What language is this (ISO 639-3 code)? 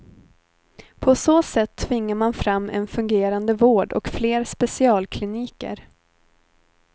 swe